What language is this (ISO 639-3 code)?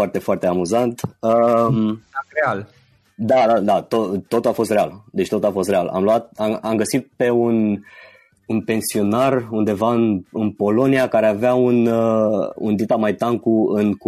ron